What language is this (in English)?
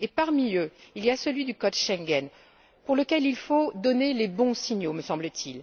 French